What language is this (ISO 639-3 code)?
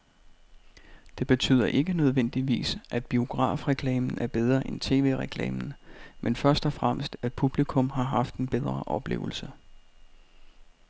dan